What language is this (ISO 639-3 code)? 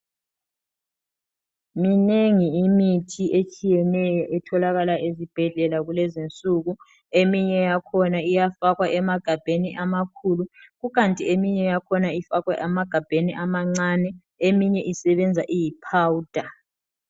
nde